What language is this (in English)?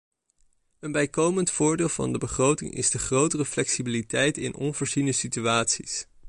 Dutch